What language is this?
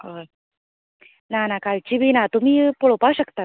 Konkani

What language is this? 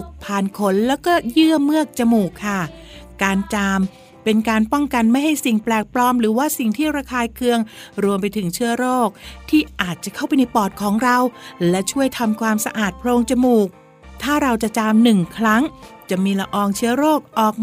Thai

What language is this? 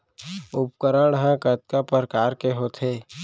Chhattisgarhi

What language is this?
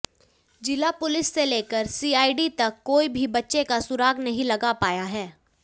Hindi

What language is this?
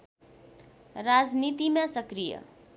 Nepali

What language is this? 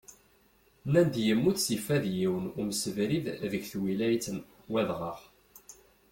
Kabyle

